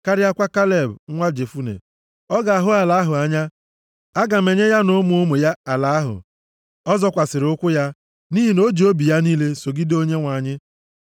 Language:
Igbo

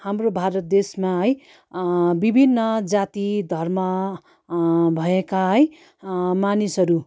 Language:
Nepali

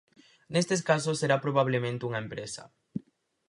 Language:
Galician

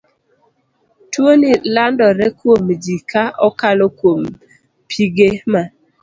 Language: Luo (Kenya and Tanzania)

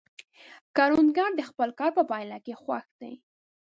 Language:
Pashto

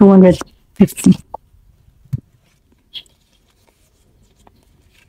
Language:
English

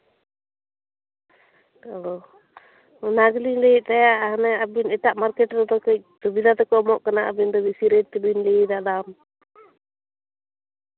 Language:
Santali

